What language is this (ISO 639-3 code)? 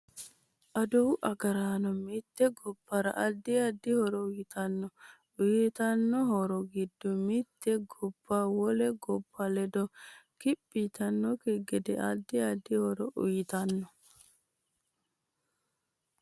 sid